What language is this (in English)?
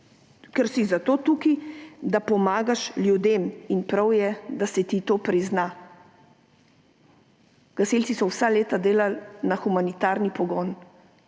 Slovenian